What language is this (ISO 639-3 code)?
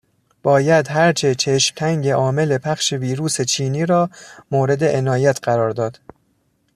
fas